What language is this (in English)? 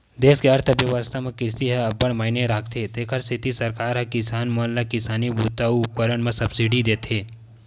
Chhattisgarhi